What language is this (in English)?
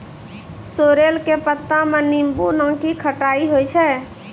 Maithili